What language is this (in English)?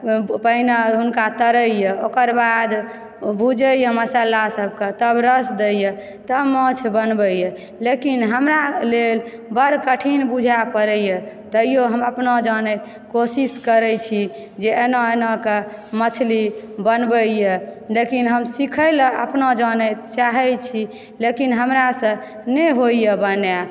Maithili